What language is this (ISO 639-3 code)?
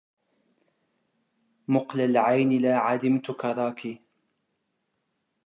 ara